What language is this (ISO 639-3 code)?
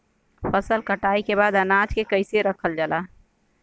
bho